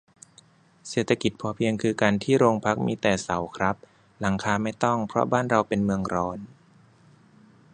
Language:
Thai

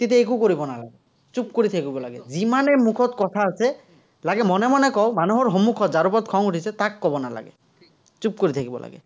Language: Assamese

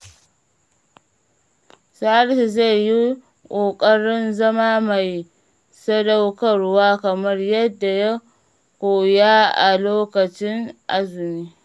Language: Hausa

